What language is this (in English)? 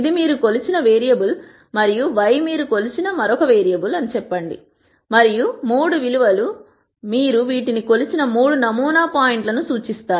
Telugu